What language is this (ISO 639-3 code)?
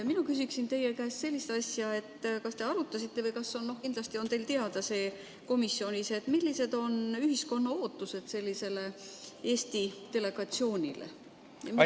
est